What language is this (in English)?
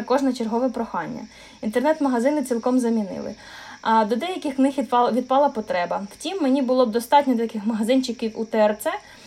Ukrainian